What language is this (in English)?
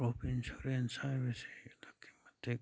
Manipuri